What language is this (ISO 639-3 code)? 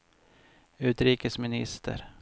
swe